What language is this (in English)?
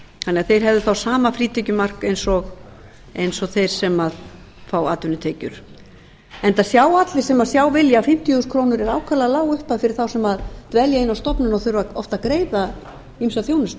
Icelandic